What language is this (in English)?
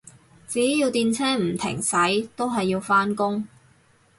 Cantonese